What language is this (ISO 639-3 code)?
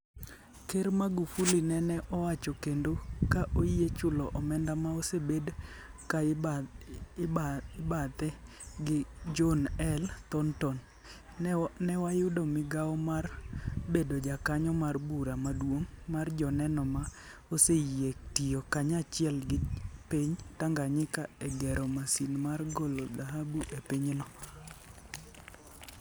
luo